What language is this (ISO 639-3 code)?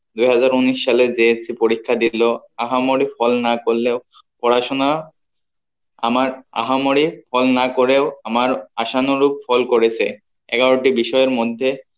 ben